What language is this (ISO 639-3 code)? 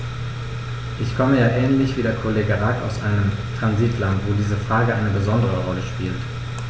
deu